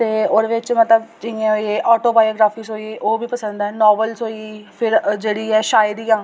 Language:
Dogri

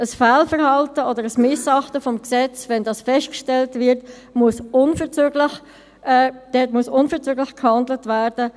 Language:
Swiss German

